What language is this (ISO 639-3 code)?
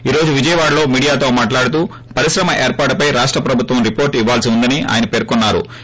tel